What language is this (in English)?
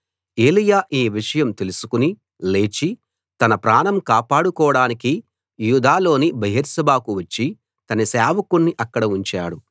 Telugu